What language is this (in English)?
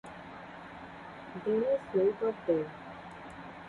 Macedonian